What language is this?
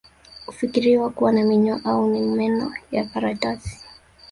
Swahili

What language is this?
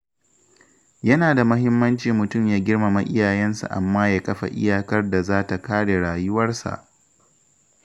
Hausa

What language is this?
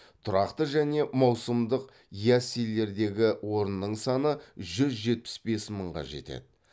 Kazakh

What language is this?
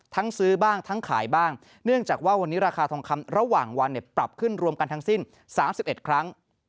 Thai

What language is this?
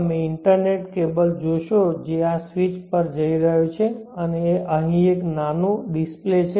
Gujarati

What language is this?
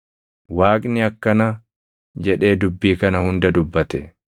Oromo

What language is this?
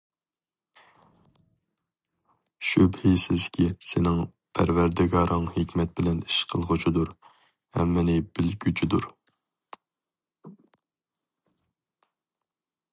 Uyghur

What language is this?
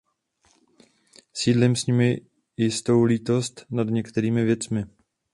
Czech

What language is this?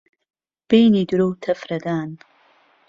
Central Kurdish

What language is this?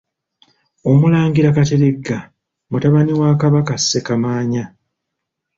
Ganda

